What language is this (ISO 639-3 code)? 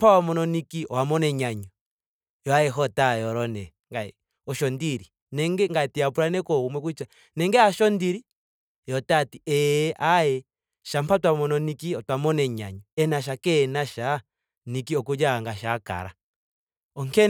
ndo